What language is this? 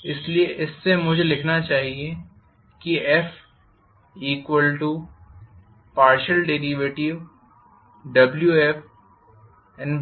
Hindi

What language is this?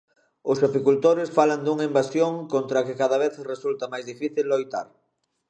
Galician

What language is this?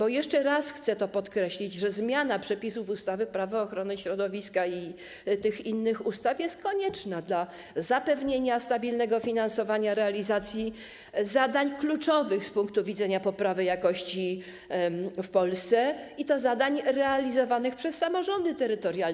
Polish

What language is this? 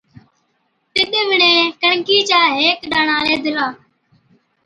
Od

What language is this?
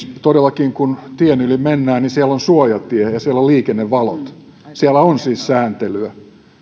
Finnish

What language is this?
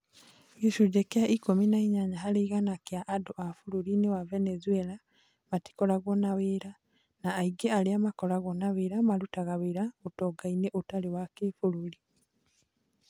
Kikuyu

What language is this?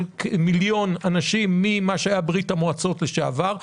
Hebrew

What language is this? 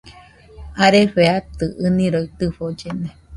Nüpode Huitoto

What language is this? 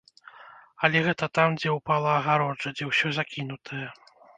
Belarusian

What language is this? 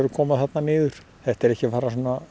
Icelandic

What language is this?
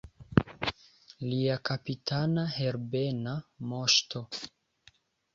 Esperanto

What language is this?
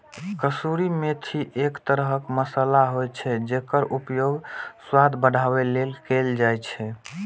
Maithili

